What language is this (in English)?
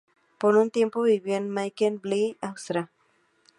Spanish